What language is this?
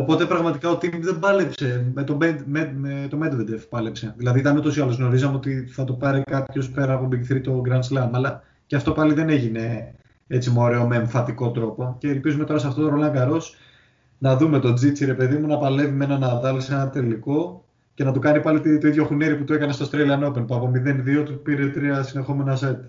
Greek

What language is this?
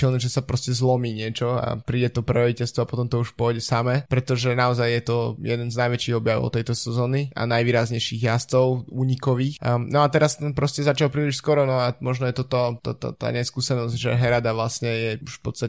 Slovak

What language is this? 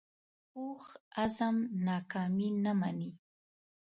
Pashto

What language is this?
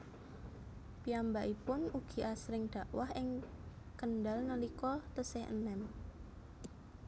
Javanese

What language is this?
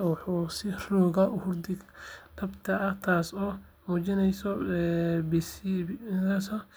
Somali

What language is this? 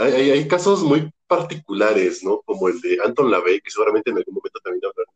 Spanish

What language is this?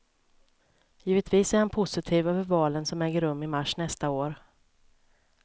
Swedish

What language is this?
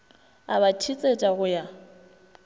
Northern Sotho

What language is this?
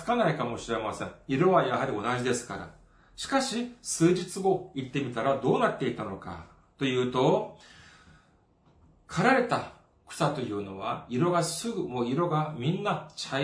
Japanese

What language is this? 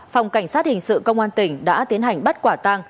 Vietnamese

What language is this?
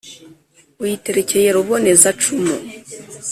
Kinyarwanda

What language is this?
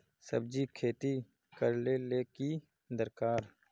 Magahi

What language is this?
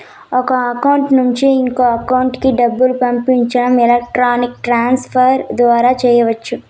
Telugu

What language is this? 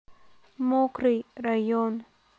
Russian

